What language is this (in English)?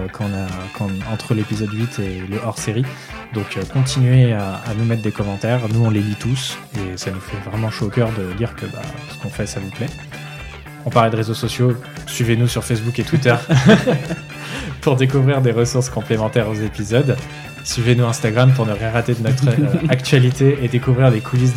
French